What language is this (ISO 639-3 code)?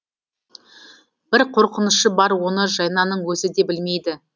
kaz